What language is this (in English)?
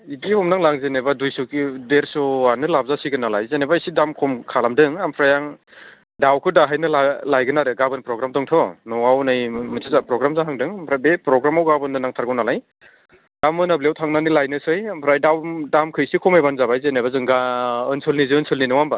Bodo